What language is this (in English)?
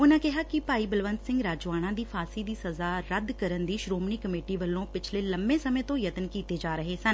Punjabi